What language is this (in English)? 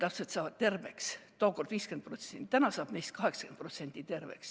Estonian